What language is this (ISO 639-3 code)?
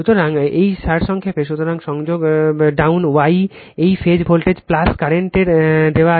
ben